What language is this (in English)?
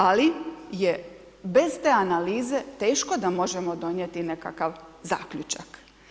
Croatian